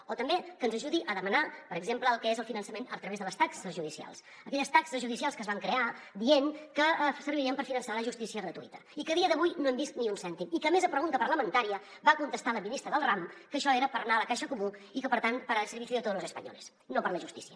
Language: Catalan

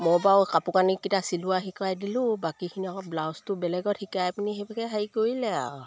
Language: Assamese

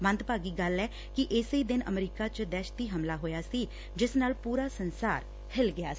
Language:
Punjabi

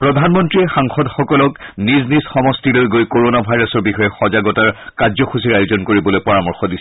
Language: Assamese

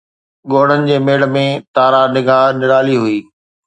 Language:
Sindhi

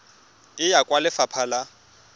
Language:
Tswana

